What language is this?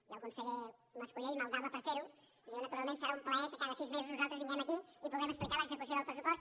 Catalan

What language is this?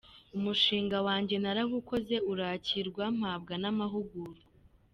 Kinyarwanda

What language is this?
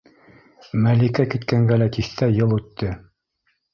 Bashkir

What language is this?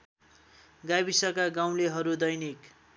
Nepali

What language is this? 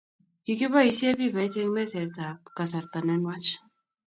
Kalenjin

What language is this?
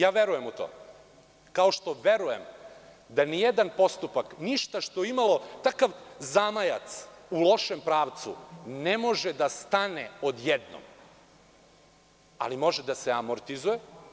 Serbian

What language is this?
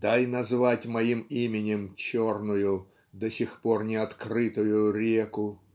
Russian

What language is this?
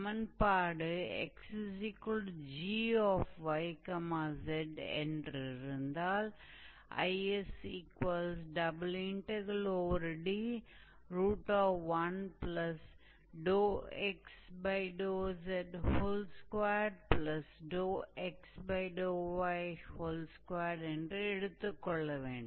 Tamil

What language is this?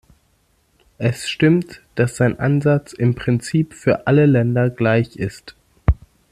German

